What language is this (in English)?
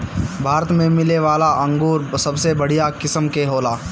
Bhojpuri